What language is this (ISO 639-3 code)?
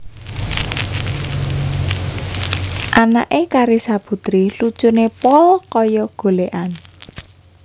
jav